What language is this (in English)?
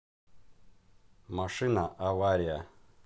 Russian